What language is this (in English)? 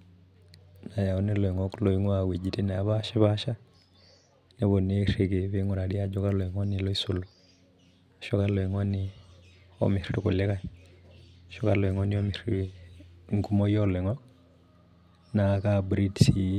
Masai